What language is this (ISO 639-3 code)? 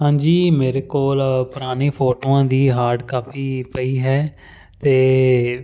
pan